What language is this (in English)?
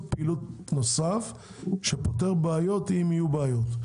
Hebrew